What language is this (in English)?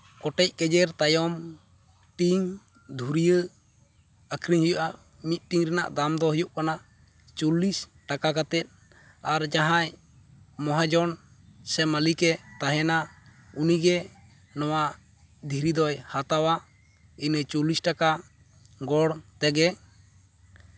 Santali